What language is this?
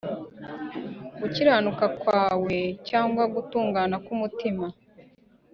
Kinyarwanda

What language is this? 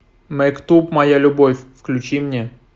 Russian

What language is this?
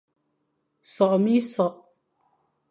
Fang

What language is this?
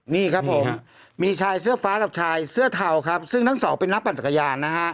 Thai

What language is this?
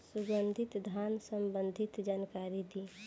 Bhojpuri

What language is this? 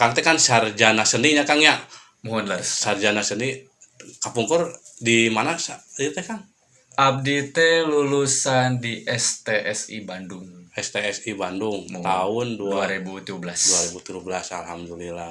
Indonesian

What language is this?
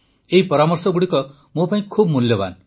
Odia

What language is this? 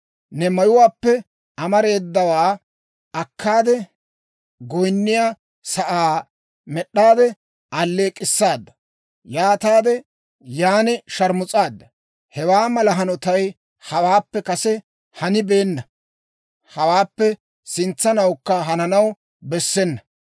Dawro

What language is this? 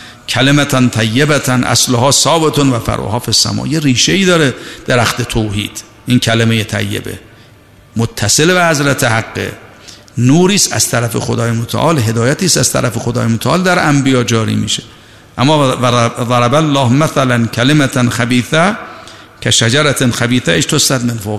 Persian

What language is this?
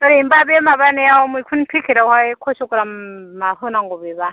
Bodo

